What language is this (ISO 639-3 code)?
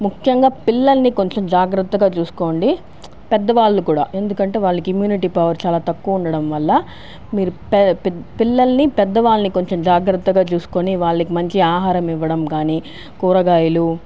tel